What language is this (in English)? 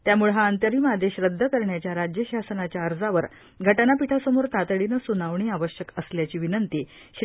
Marathi